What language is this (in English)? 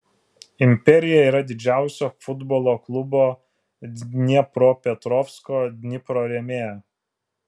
Lithuanian